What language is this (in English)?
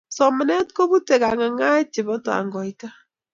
Kalenjin